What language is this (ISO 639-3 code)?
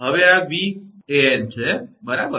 guj